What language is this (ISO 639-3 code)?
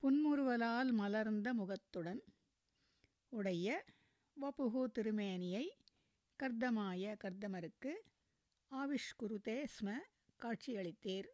tam